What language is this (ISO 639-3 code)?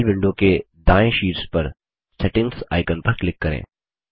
hin